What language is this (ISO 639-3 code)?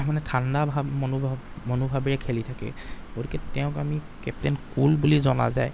asm